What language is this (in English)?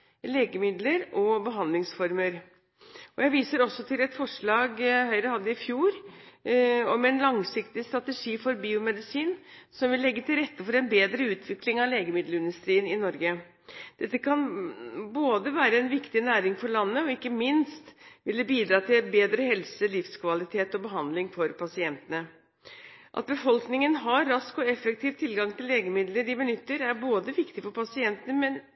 Norwegian Bokmål